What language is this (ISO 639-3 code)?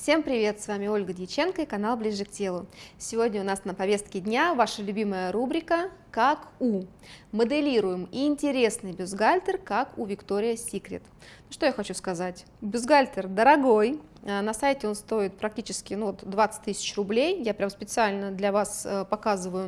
rus